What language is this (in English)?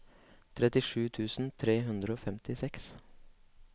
Norwegian